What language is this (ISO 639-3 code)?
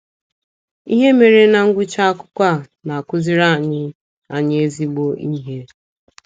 ibo